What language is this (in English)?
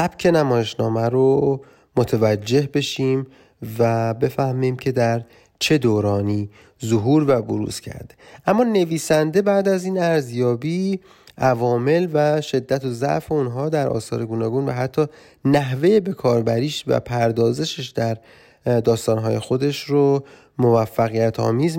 Persian